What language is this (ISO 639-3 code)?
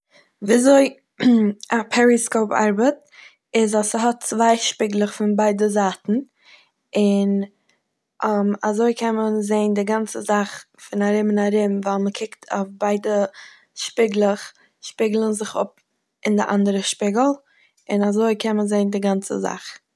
yid